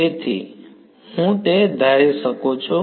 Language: Gujarati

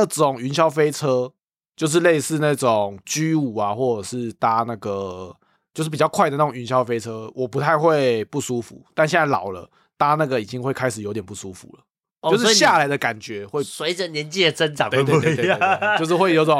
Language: Chinese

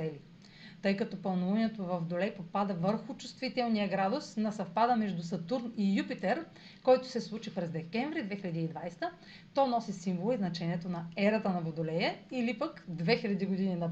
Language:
Bulgarian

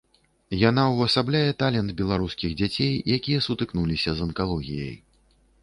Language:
Belarusian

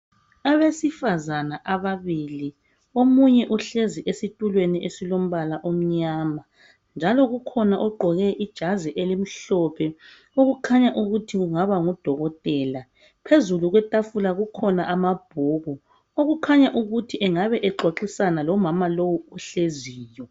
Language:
North Ndebele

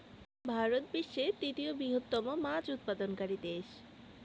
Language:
Bangla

